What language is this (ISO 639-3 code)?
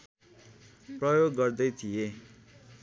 nep